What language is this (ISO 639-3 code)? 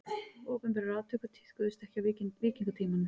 isl